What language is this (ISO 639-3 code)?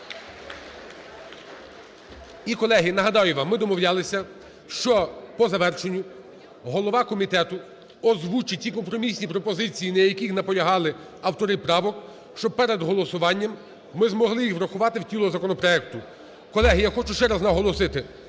ukr